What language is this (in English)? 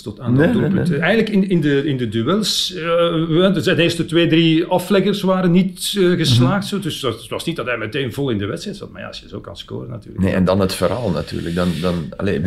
Dutch